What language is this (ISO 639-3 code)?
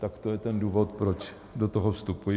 ces